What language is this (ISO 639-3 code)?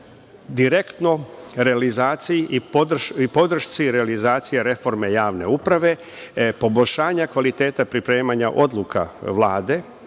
srp